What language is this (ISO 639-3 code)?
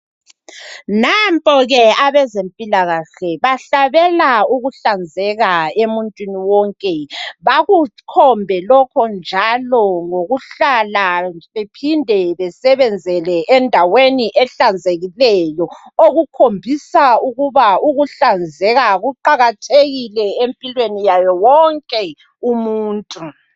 nde